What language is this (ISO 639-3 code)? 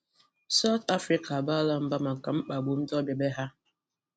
ibo